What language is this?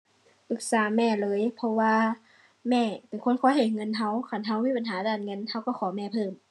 Thai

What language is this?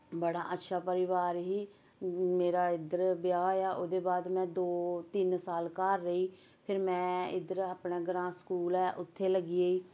Dogri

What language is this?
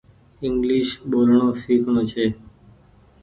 Goaria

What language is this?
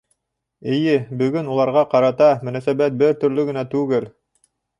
Bashkir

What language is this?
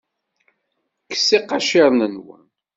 Kabyle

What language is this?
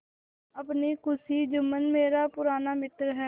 Hindi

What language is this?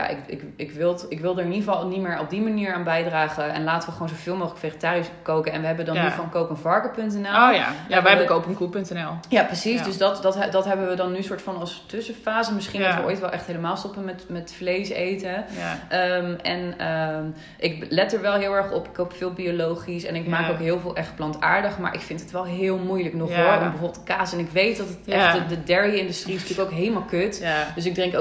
Dutch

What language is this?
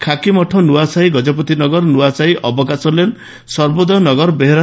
Odia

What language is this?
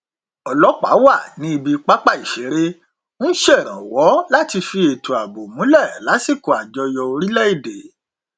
Yoruba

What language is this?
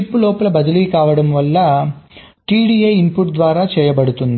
Telugu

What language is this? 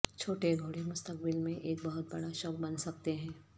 Urdu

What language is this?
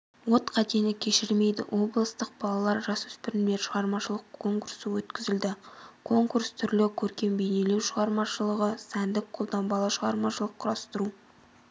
Kazakh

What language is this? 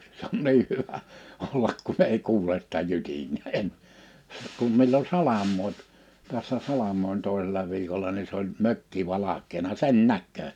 Finnish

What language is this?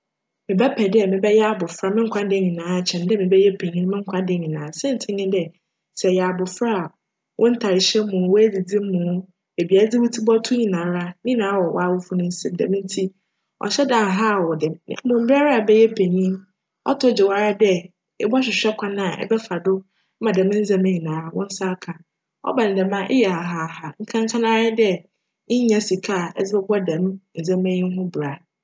Akan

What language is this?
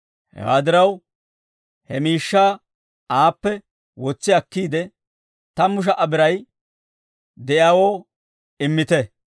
Dawro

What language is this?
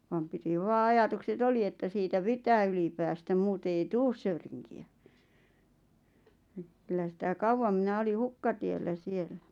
Finnish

